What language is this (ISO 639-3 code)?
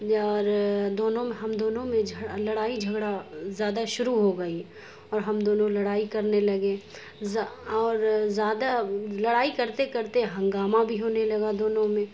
urd